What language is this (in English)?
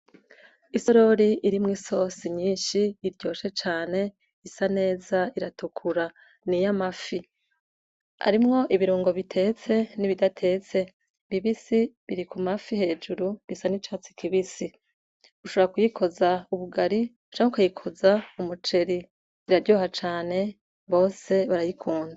Rundi